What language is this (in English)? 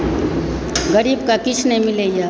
Maithili